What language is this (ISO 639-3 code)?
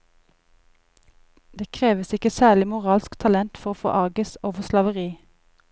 nor